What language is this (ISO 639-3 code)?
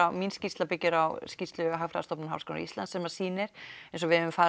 isl